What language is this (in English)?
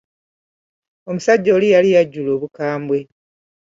Ganda